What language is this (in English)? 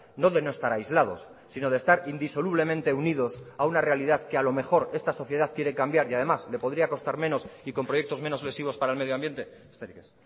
Spanish